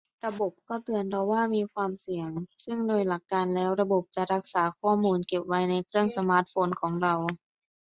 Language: Thai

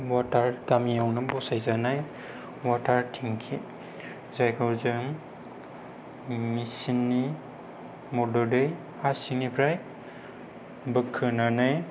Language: Bodo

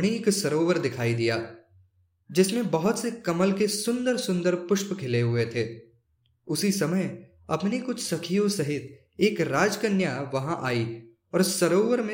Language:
Hindi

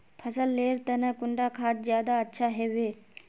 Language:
Magahi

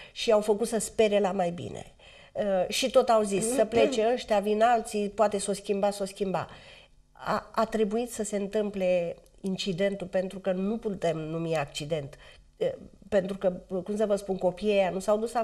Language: Romanian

